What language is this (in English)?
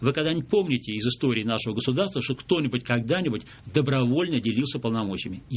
Russian